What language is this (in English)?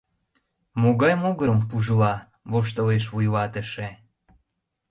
Mari